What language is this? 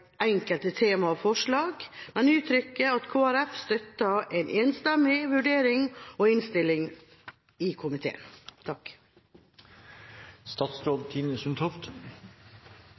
Norwegian Bokmål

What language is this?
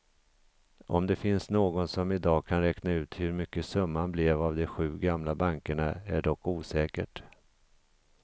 Swedish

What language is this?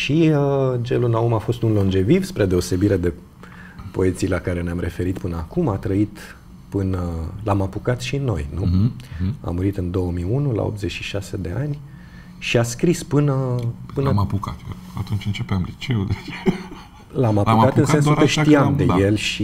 Romanian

